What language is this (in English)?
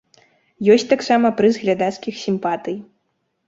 Belarusian